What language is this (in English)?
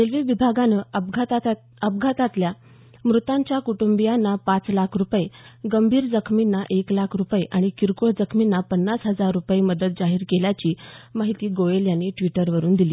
Marathi